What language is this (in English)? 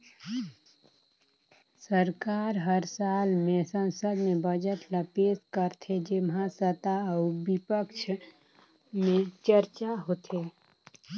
Chhattisgarhi